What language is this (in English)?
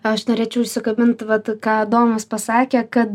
Lithuanian